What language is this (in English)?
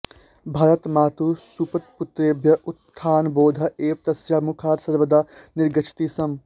Sanskrit